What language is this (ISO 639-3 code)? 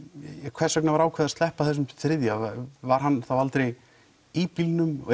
isl